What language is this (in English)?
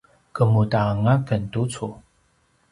Paiwan